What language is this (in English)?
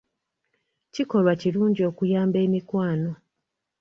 Ganda